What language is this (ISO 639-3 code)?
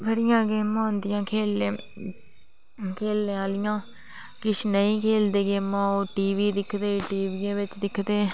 doi